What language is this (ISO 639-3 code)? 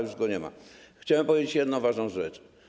pol